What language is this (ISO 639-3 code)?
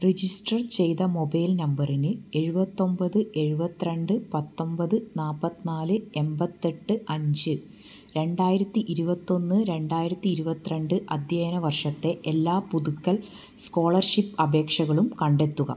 mal